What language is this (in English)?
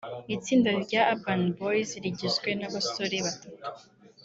Kinyarwanda